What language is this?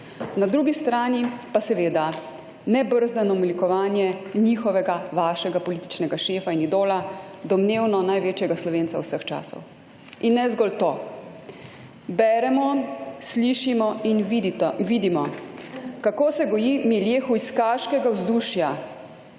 Slovenian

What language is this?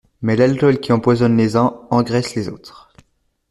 French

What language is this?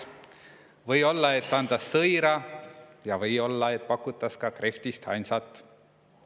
Estonian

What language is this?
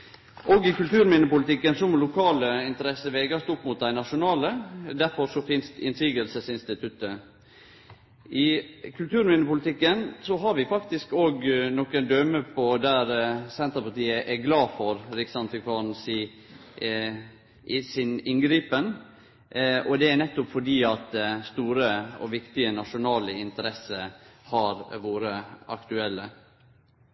Norwegian Nynorsk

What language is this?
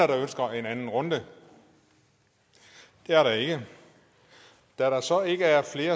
Danish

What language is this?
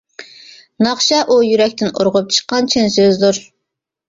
Uyghur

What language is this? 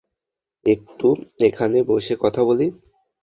Bangla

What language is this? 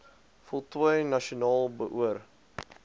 Afrikaans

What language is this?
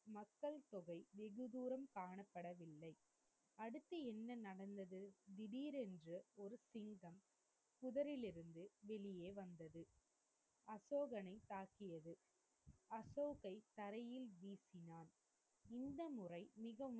Tamil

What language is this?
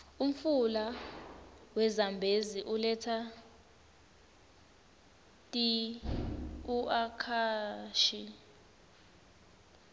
Swati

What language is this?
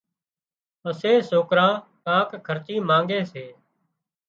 Wadiyara Koli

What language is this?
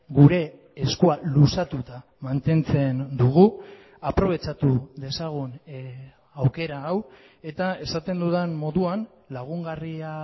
Basque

